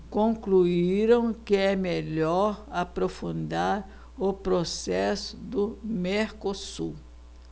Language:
Portuguese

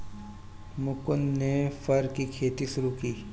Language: Hindi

